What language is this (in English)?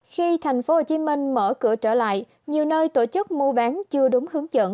Vietnamese